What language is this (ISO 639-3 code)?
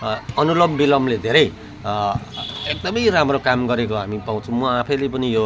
nep